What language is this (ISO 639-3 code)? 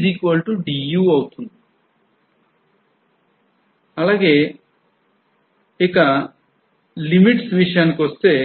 tel